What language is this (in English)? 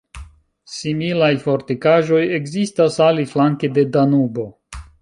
Esperanto